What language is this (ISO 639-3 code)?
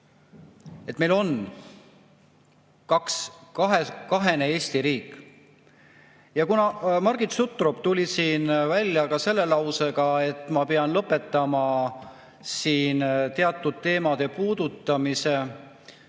est